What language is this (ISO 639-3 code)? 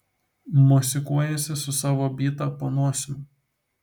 lit